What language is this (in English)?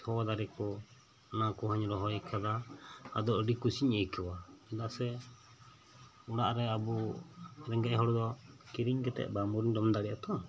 Santali